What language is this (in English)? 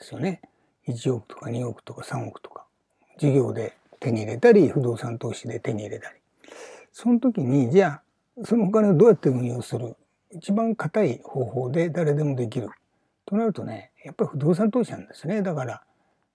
Japanese